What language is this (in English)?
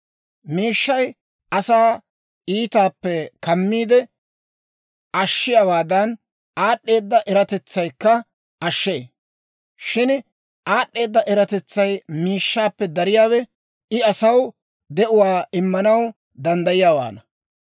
Dawro